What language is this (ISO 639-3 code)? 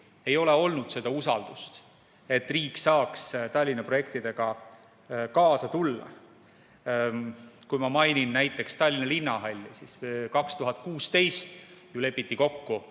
est